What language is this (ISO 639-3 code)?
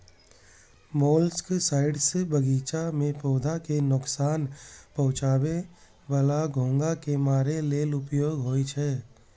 mai